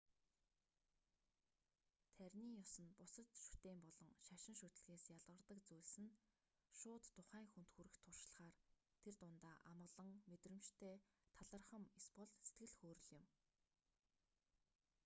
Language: Mongolian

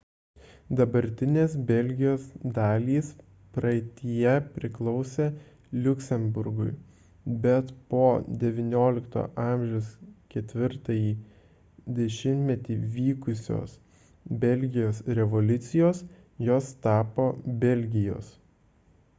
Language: Lithuanian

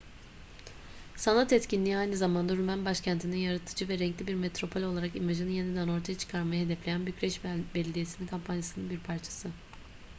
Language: Turkish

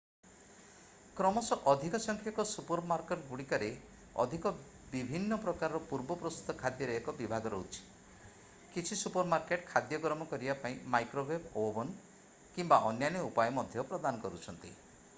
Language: Odia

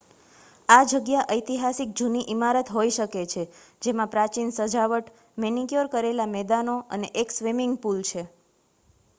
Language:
Gujarati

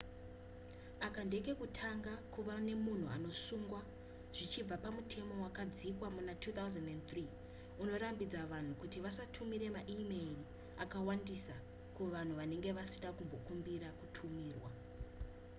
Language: Shona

